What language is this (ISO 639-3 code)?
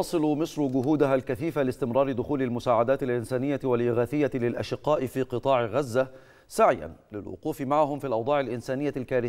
ara